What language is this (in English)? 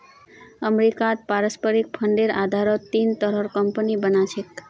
Magahi